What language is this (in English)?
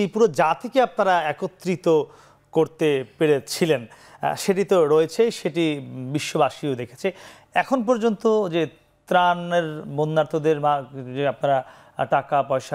Bangla